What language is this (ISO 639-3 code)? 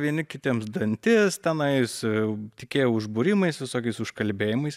lit